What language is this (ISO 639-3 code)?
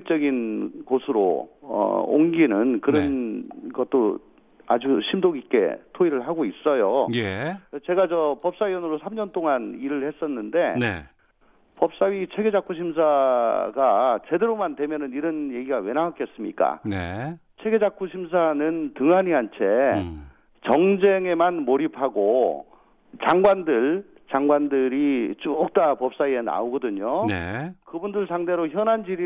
kor